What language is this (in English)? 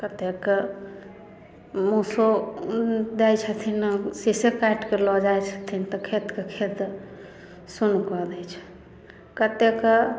Maithili